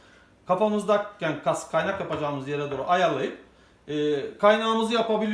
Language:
Turkish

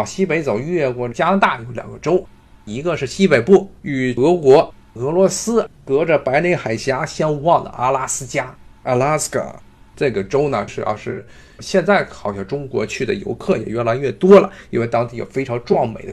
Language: Chinese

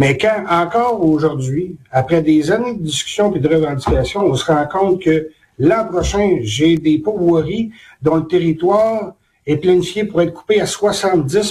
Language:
French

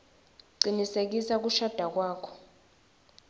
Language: Swati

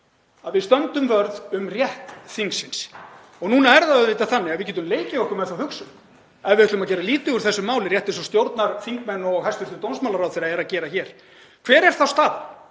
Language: Icelandic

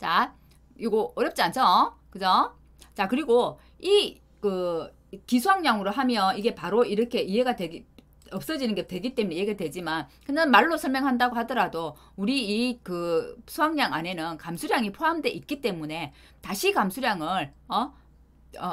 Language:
Korean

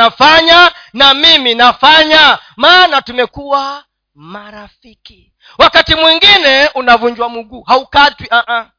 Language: Swahili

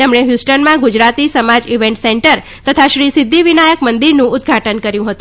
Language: Gujarati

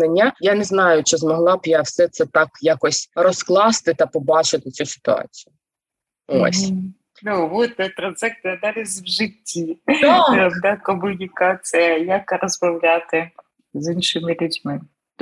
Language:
Ukrainian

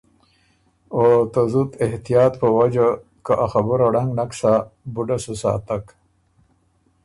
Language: Ormuri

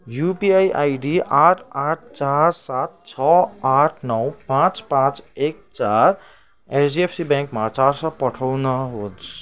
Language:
Nepali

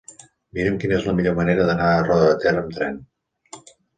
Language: Catalan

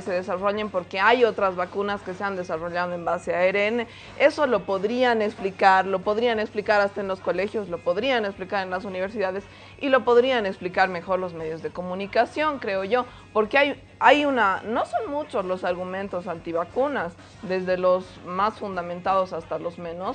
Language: Spanish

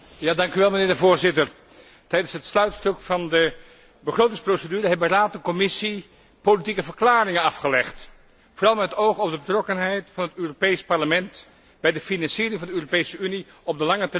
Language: Dutch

